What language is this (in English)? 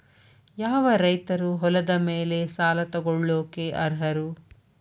Kannada